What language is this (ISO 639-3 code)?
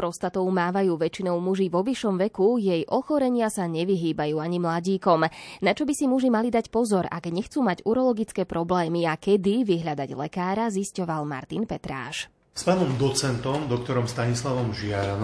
slk